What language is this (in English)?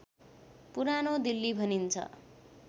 Nepali